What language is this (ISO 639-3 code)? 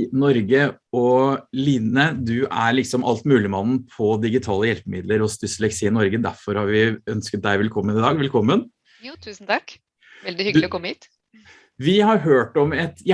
nor